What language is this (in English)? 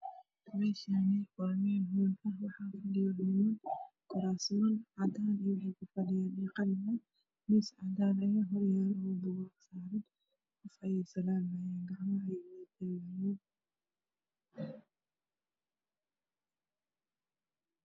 Somali